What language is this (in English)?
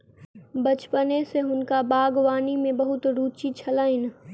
Maithili